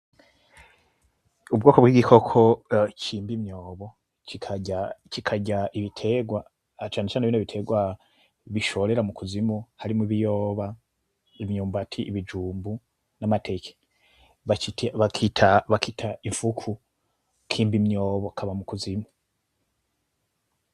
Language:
Rundi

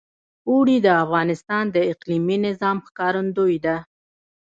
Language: Pashto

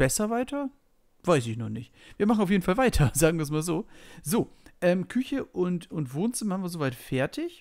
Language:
German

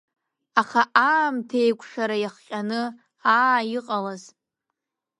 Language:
Abkhazian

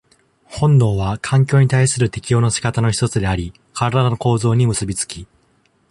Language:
Japanese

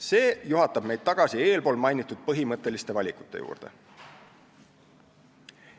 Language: Estonian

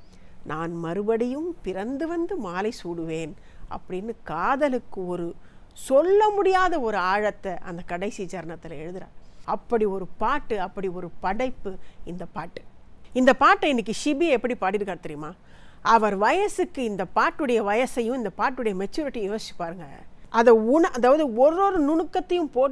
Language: Tamil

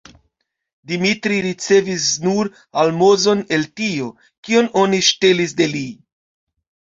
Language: Esperanto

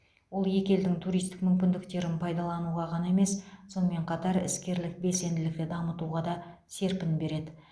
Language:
Kazakh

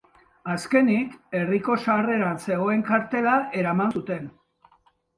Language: Basque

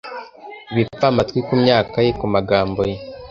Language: Kinyarwanda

